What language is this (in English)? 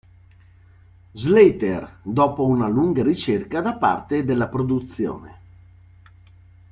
Italian